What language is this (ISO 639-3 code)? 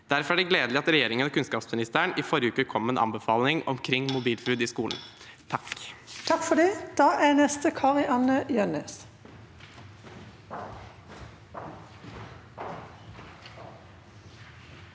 nor